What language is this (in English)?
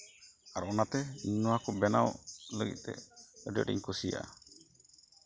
Santali